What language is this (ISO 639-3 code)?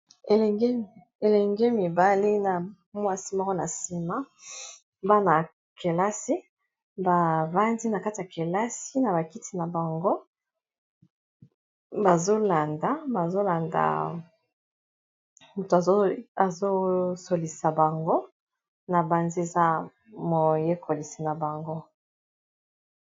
lin